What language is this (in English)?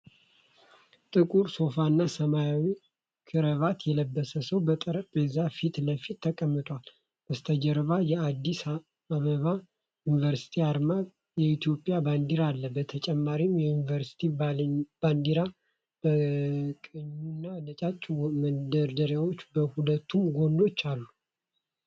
Amharic